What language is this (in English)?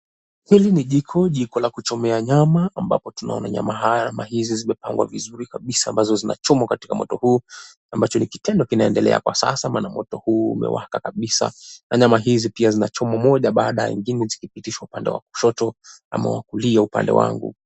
Swahili